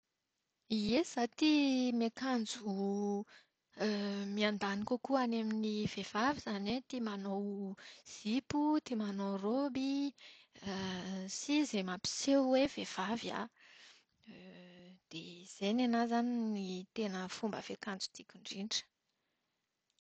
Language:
Malagasy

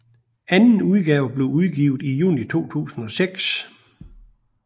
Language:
Danish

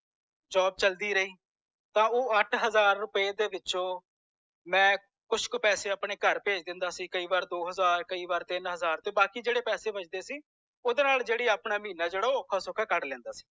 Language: Punjabi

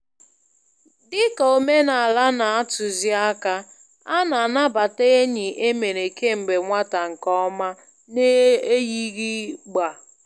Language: Igbo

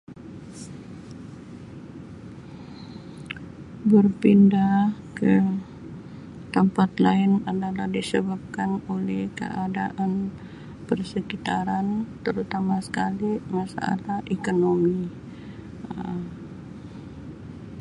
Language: Sabah Malay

